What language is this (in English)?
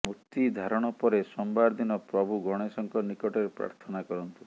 Odia